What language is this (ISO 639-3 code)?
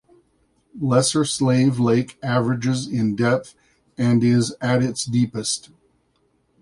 eng